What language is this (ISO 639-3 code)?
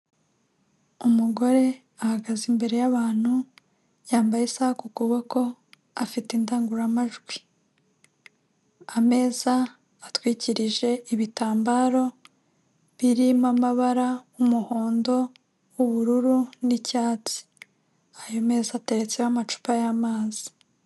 kin